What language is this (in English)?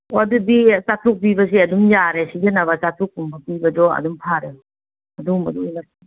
Manipuri